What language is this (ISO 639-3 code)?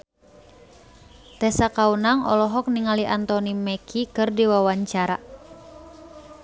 sun